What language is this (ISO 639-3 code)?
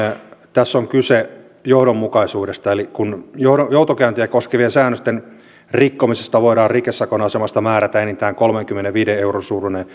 fin